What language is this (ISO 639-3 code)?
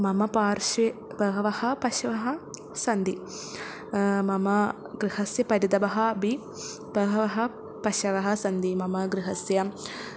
san